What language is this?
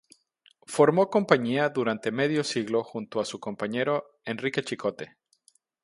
Spanish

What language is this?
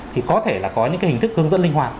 Vietnamese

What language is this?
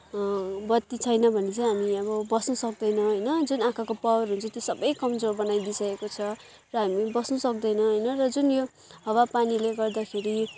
Nepali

